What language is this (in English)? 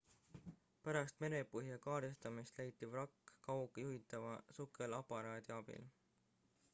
Estonian